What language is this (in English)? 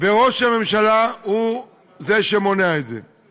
Hebrew